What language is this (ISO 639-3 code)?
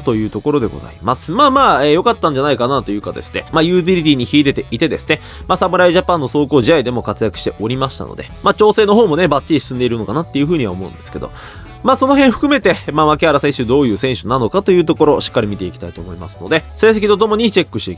jpn